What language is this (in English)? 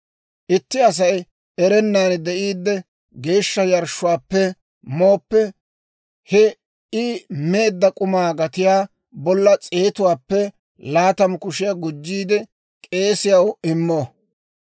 Dawro